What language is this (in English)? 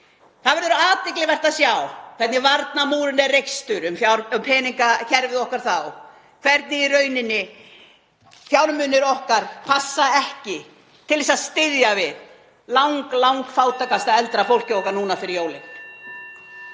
Icelandic